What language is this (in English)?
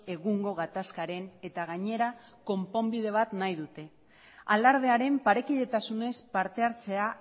Basque